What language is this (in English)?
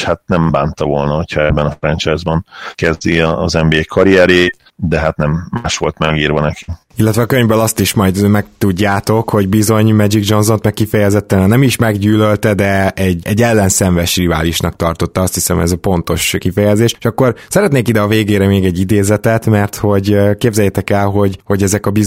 Hungarian